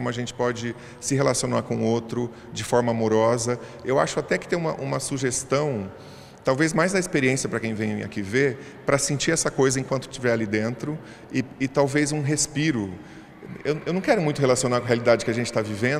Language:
Portuguese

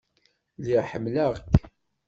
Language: Kabyle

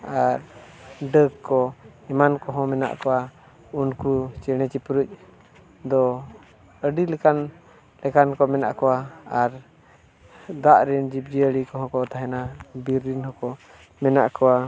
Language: Santali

